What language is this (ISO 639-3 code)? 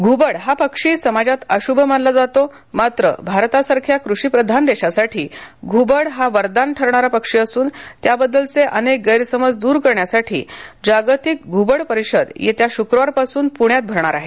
mar